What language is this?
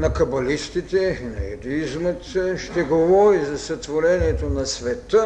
Bulgarian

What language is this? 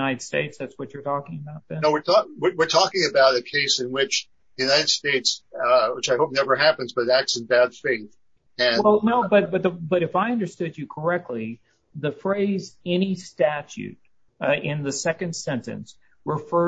English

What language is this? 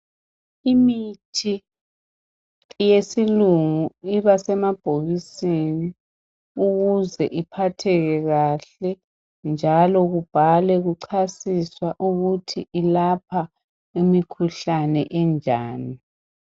North Ndebele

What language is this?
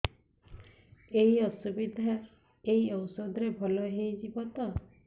Odia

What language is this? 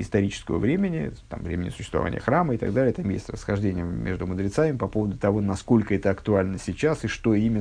Russian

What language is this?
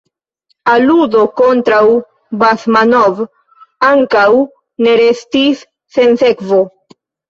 Esperanto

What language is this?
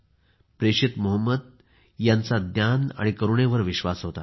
Marathi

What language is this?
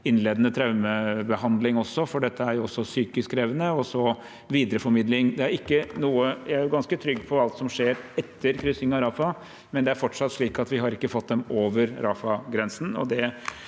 Norwegian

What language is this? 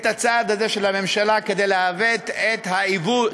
Hebrew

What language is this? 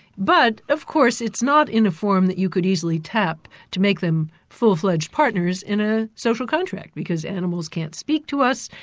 English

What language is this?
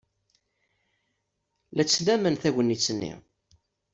Kabyle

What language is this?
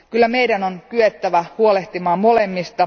Finnish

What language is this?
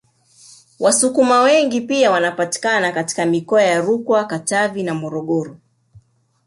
Swahili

